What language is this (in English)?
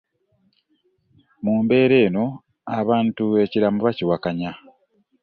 Ganda